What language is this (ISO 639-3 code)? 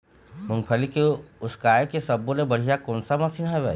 hne